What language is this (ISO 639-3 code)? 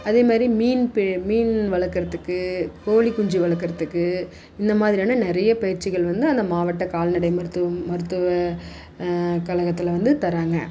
tam